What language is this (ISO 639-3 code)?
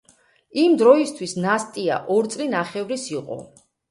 kat